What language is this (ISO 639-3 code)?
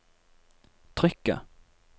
nor